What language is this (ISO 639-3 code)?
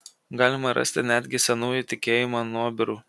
lit